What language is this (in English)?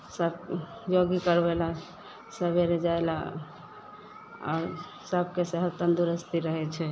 Maithili